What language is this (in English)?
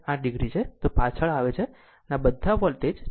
Gujarati